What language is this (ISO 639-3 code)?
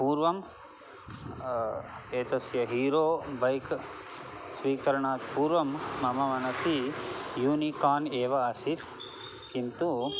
san